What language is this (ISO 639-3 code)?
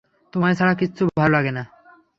ben